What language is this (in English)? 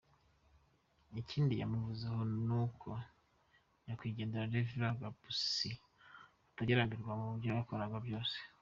Kinyarwanda